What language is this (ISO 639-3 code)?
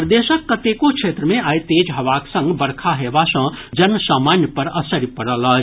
mai